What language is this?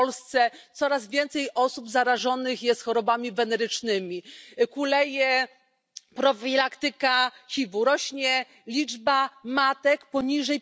Polish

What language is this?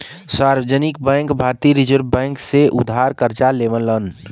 Bhojpuri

